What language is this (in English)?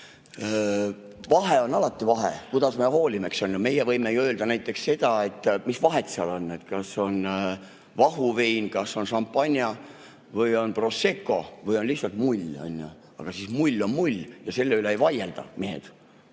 Estonian